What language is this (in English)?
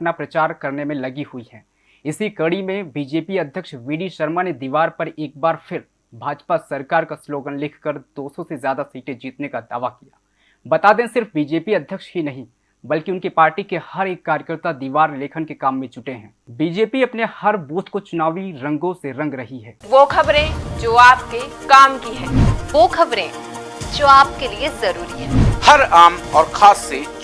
Hindi